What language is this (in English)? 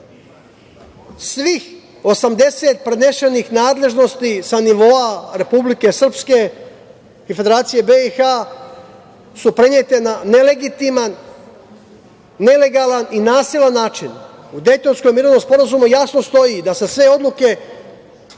Serbian